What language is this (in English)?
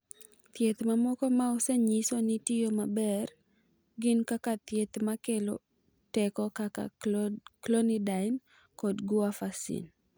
Luo (Kenya and Tanzania)